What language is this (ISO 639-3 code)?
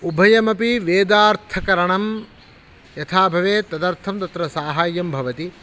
san